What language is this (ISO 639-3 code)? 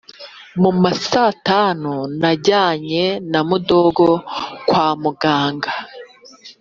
kin